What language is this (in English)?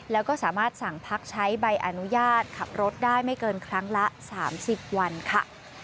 Thai